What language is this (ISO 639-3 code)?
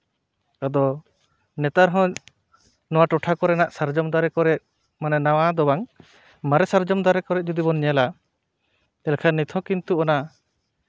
sat